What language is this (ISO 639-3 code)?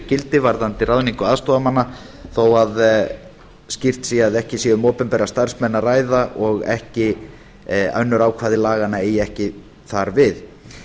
isl